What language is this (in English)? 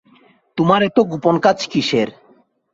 Bangla